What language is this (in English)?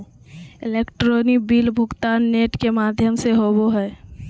Magahi